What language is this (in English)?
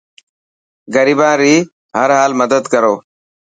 Dhatki